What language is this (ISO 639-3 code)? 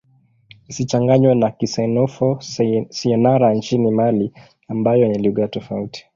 swa